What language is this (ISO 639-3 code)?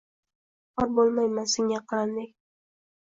uzb